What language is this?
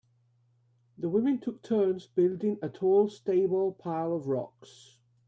English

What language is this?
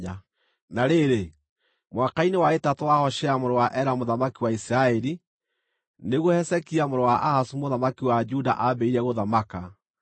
Kikuyu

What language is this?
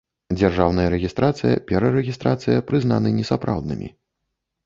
Belarusian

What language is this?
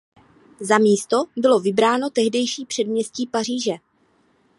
Czech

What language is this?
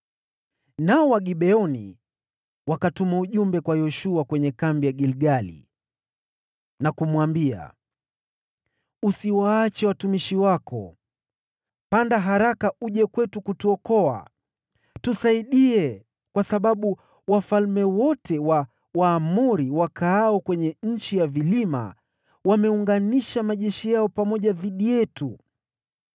Swahili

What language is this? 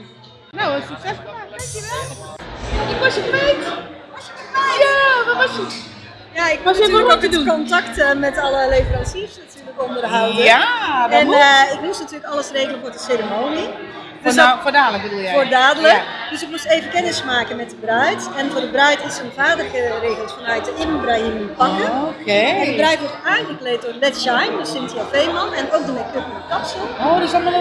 Dutch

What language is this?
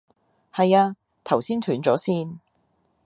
Cantonese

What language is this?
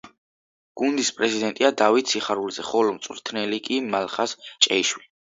Georgian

